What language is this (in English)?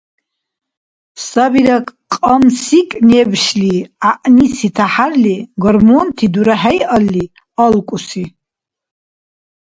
Dargwa